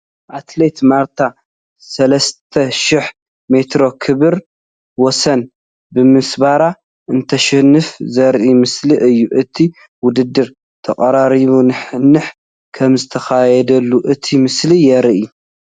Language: Tigrinya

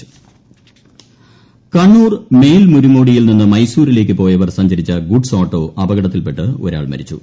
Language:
Malayalam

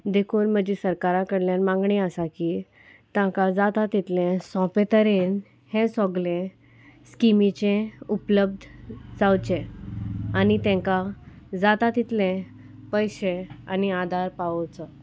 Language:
Konkani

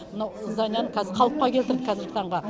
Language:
Kazakh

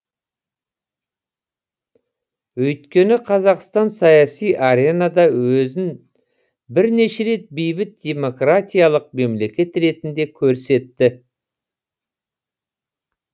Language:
Kazakh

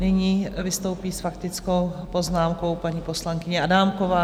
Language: Czech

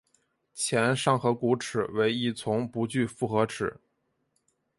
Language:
Chinese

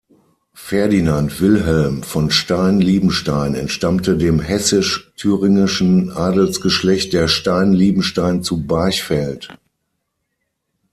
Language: German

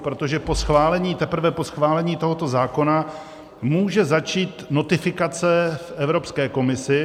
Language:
Czech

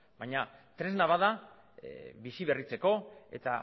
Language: Basque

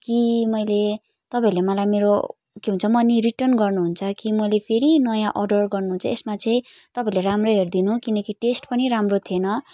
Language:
Nepali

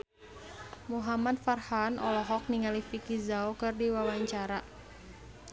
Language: Sundanese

